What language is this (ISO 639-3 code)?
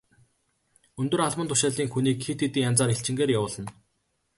mon